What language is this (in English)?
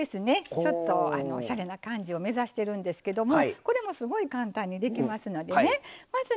Japanese